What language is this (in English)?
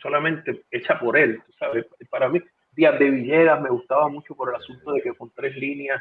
Spanish